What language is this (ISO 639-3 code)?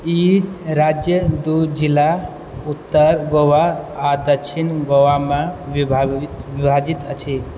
mai